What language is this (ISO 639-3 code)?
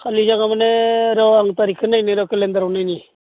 brx